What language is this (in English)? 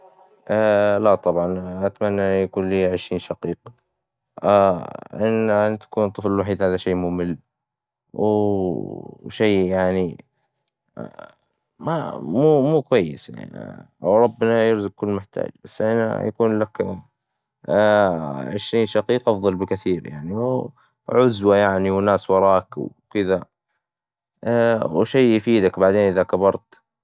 Hijazi Arabic